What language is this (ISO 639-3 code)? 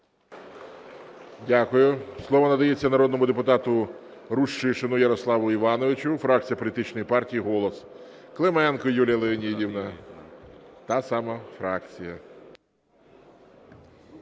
ukr